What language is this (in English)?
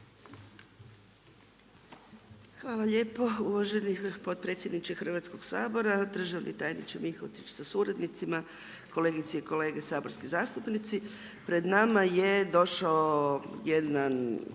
Croatian